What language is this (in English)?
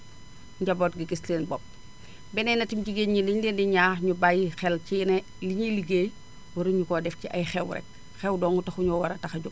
Wolof